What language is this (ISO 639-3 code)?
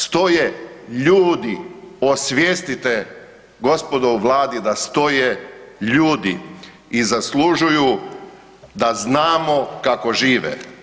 hrv